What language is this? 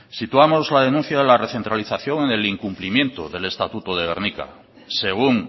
Spanish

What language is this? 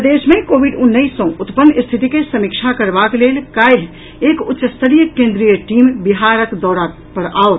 Maithili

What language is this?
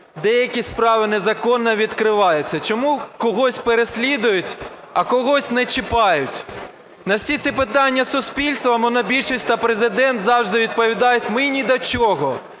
Ukrainian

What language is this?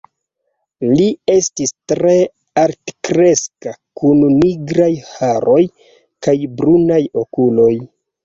Esperanto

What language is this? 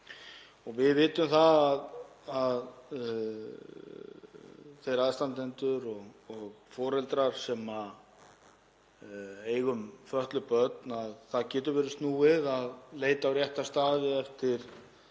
Icelandic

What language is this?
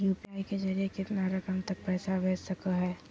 Magahi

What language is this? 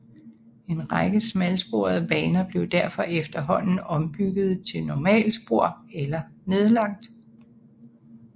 Danish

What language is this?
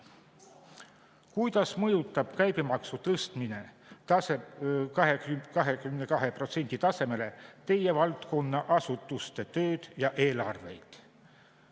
Estonian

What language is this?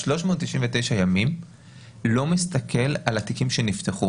Hebrew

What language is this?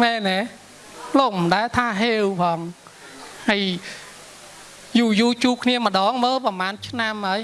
Vietnamese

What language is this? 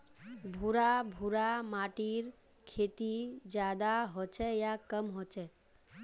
Magahi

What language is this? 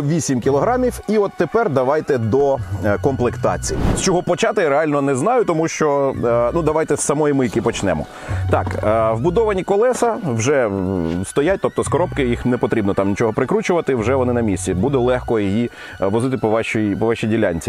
Ukrainian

